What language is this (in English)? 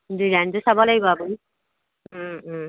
Assamese